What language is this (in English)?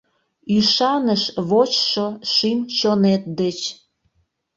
Mari